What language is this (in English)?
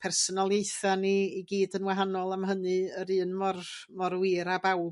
Welsh